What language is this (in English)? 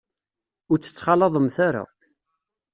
Kabyle